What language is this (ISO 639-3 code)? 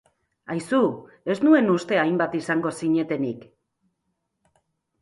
eus